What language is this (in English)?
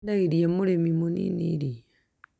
Kikuyu